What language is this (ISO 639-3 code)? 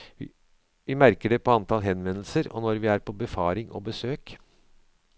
nor